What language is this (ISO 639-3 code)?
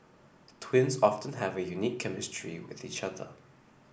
eng